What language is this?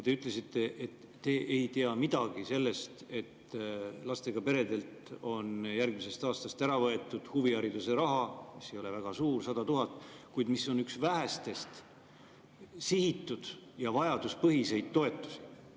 Estonian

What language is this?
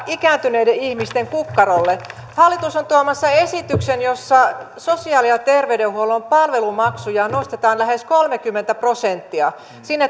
Finnish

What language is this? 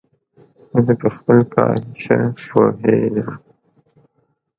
Pashto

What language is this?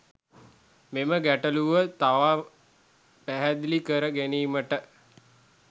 Sinhala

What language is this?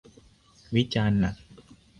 Thai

